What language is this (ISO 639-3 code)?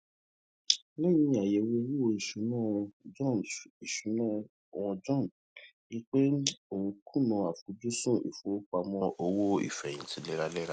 yor